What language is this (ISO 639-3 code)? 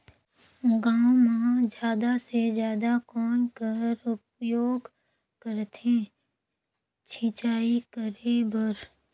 hne